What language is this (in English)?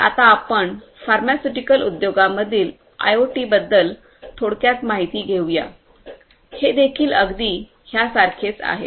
Marathi